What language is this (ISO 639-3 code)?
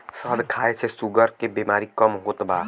bho